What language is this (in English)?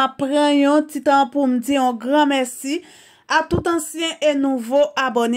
French